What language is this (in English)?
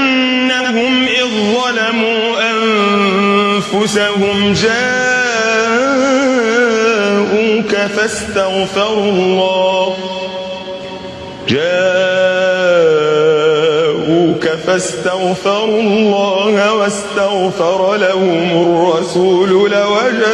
Arabic